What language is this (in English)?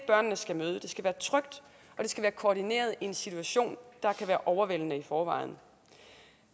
Danish